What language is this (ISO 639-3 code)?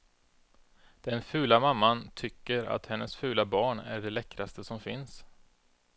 swe